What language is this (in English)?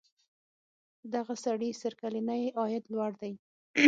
Pashto